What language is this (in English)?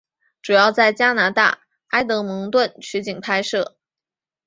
Chinese